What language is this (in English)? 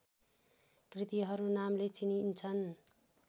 Nepali